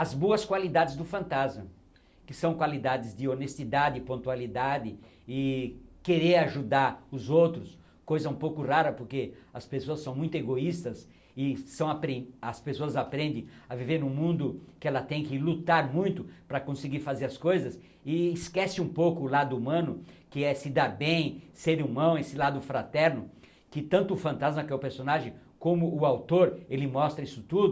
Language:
Portuguese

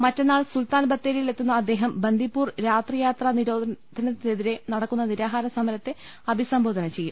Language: Malayalam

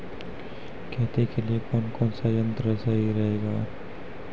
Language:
Maithili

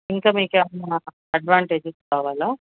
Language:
Telugu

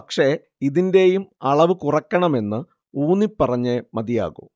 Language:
Malayalam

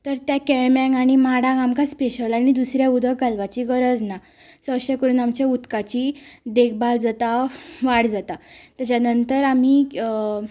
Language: Konkani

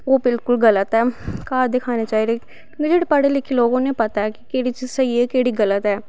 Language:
Dogri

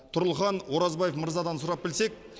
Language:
Kazakh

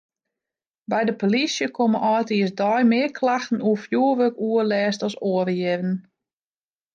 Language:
Western Frisian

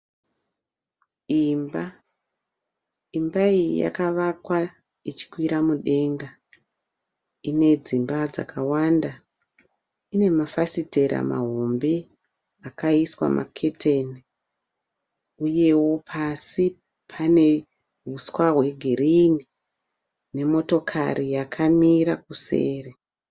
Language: Shona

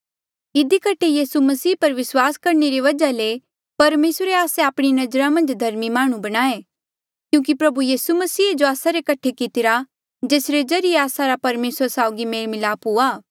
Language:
Mandeali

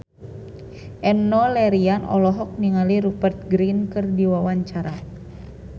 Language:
Sundanese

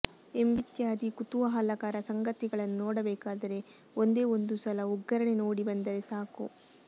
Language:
Kannada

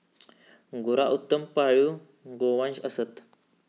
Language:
Marathi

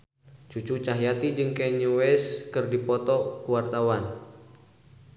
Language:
Sundanese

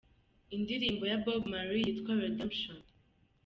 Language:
Kinyarwanda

